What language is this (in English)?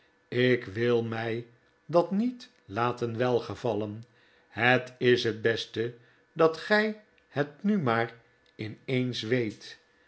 Dutch